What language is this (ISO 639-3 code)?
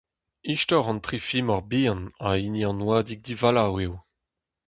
bre